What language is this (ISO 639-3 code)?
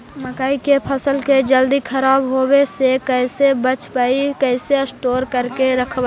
mag